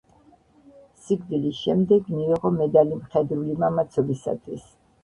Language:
Georgian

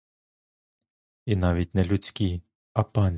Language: Ukrainian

